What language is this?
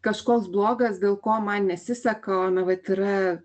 Lithuanian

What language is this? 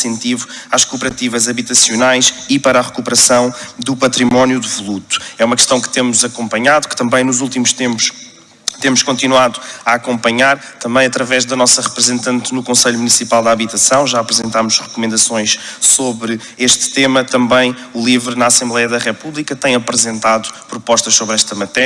Portuguese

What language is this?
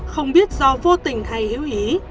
Vietnamese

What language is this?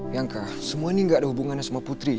Indonesian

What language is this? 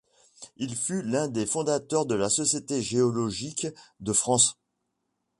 French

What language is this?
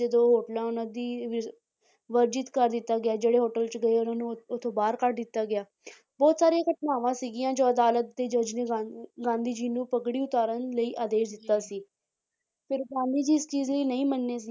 Punjabi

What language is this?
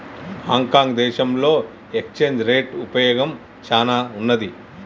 Telugu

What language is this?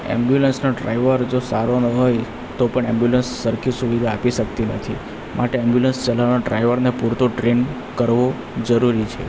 Gujarati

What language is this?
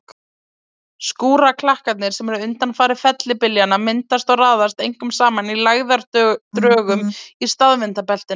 Icelandic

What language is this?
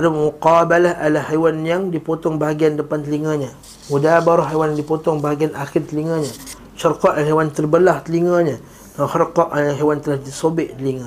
Malay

